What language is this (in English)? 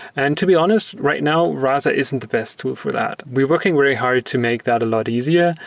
English